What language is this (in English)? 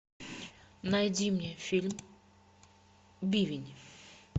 Russian